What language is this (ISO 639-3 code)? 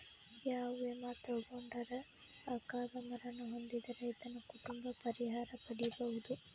kan